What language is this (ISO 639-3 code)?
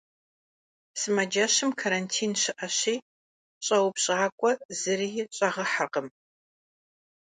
kbd